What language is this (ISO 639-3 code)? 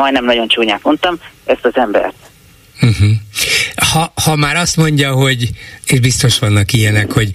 hun